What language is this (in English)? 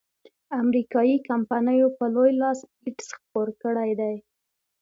Pashto